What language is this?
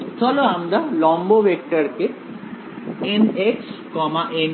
Bangla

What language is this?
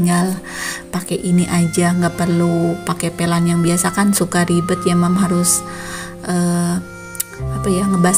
Indonesian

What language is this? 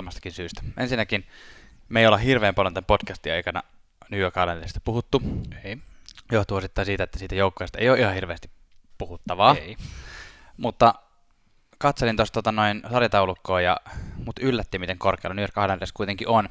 Finnish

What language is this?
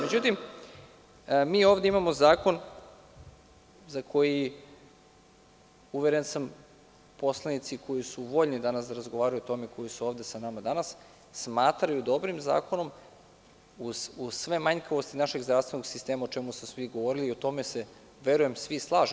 Serbian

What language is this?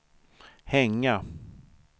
Swedish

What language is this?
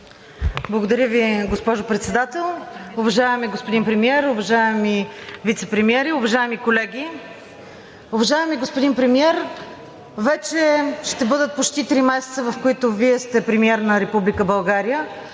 Bulgarian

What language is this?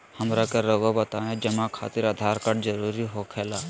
Magahi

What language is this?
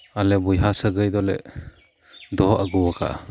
Santali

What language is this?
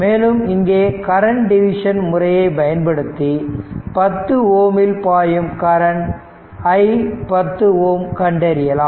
Tamil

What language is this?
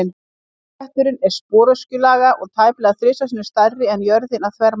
Icelandic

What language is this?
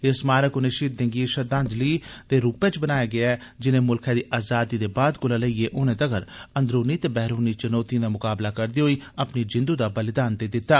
Dogri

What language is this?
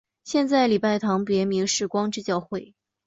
Chinese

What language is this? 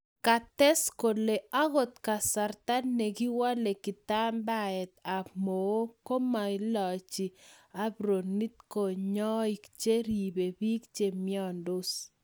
Kalenjin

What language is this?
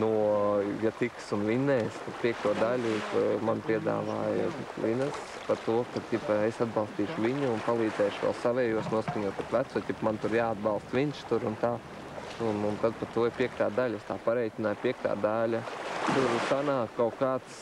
Latvian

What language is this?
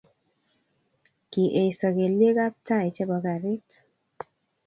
Kalenjin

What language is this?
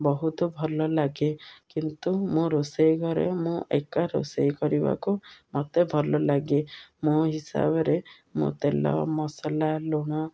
Odia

